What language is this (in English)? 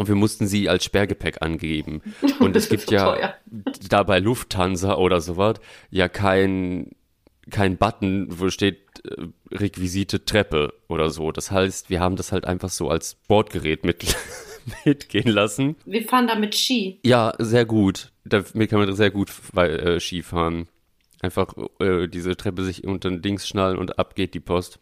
German